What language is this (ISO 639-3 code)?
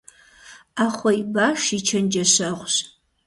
kbd